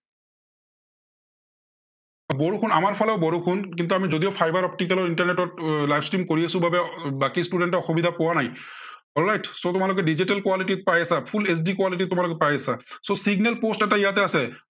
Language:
Assamese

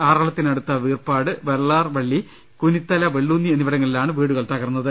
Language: Malayalam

